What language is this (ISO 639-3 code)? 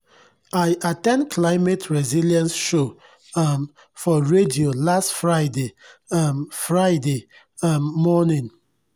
pcm